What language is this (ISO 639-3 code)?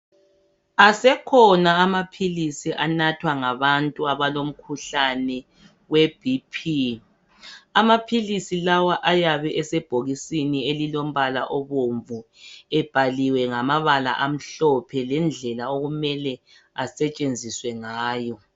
nde